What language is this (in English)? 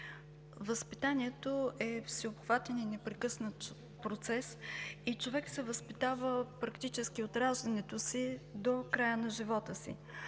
Bulgarian